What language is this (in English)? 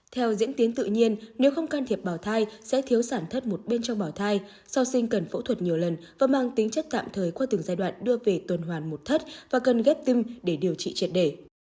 Vietnamese